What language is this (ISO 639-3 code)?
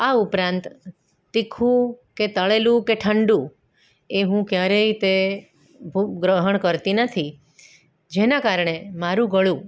guj